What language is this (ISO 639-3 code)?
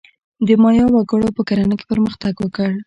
pus